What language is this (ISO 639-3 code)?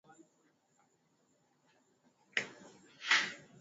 swa